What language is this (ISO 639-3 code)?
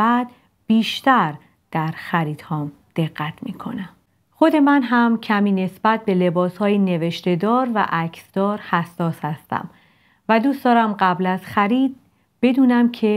fas